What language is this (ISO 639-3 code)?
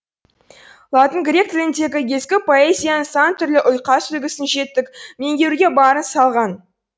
kaz